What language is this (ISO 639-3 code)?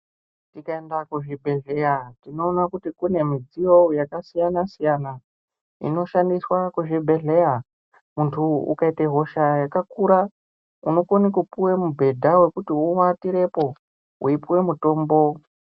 ndc